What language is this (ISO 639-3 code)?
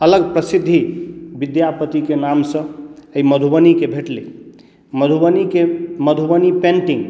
mai